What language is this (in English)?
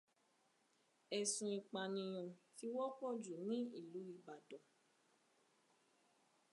Yoruba